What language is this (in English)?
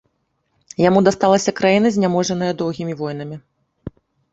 Belarusian